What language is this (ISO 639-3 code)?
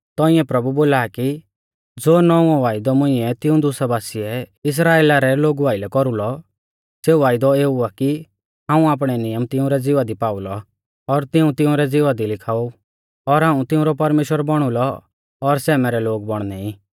bfz